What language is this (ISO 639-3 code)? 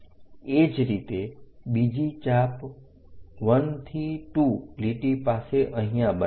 guj